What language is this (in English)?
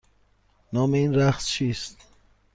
Persian